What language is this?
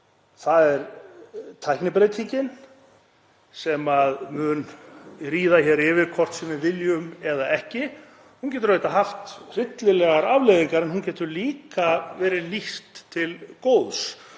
Icelandic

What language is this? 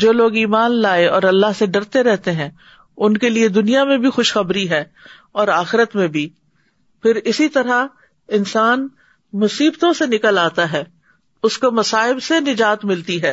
Urdu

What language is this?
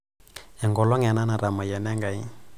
Masai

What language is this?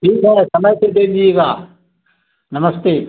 Hindi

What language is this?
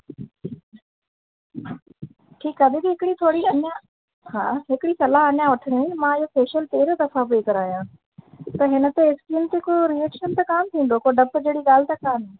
Sindhi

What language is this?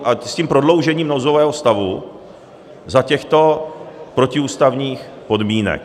Czech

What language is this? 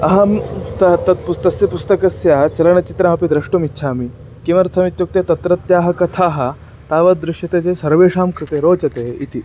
Sanskrit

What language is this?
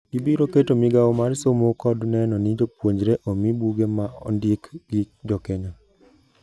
Luo (Kenya and Tanzania)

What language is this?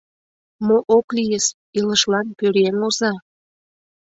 Mari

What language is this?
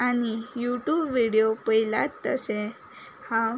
Konkani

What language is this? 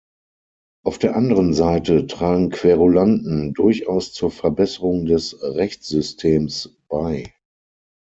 German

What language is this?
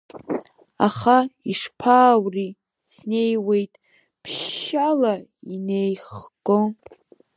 Abkhazian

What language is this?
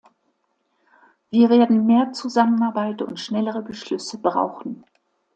German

